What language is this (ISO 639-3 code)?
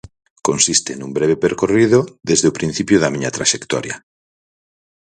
glg